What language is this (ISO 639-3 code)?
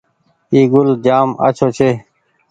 gig